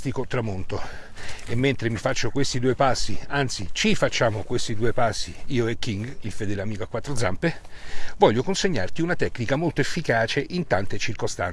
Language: Italian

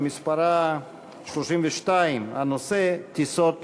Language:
Hebrew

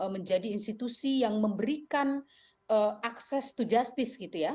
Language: Indonesian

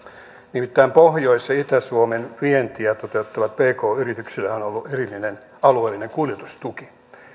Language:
Finnish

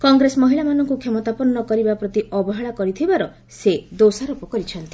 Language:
Odia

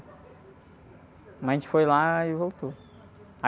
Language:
Portuguese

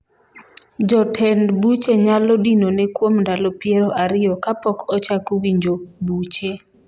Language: Luo (Kenya and Tanzania)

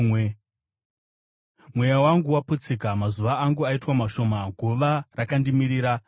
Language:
Shona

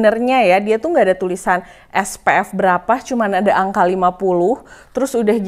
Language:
Indonesian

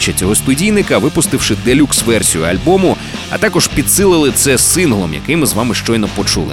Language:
Ukrainian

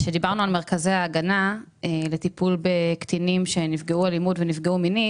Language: Hebrew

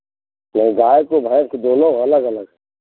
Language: Hindi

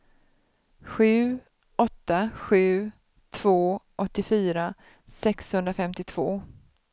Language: Swedish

